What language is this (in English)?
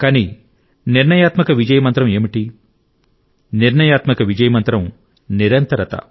Telugu